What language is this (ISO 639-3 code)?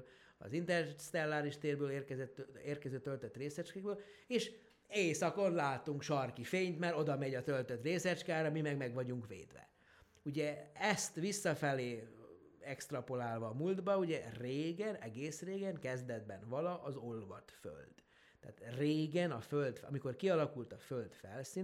hun